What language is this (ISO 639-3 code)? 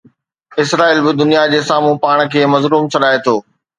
snd